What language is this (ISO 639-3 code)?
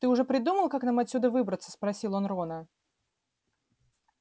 rus